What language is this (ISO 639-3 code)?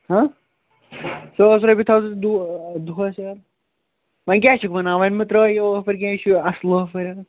kas